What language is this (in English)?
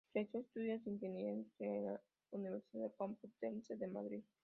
Spanish